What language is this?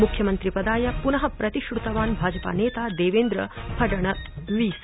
Sanskrit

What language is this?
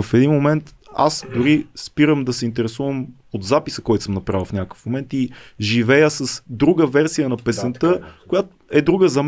Bulgarian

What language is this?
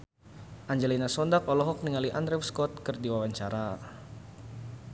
Sundanese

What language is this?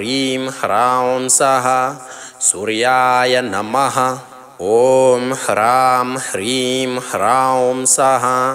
Romanian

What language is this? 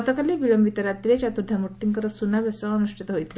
Odia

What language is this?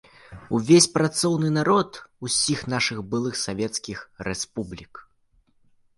Belarusian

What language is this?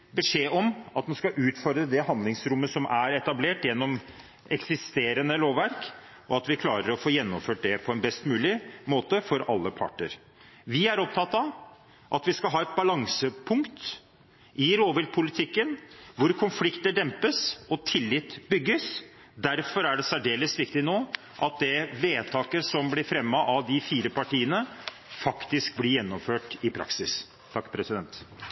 Norwegian Bokmål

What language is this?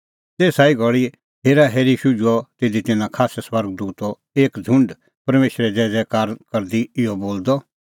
Kullu Pahari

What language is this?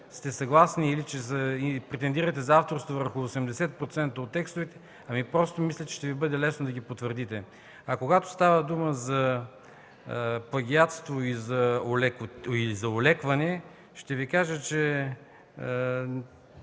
Bulgarian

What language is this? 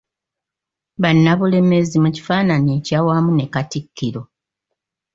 Ganda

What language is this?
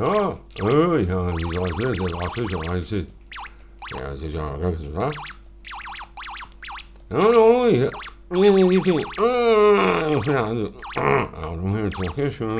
French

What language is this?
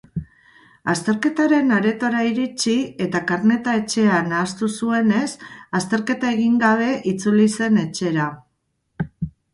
Basque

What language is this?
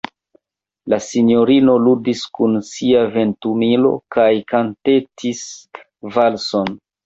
Esperanto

